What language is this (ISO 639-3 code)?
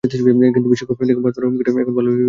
ben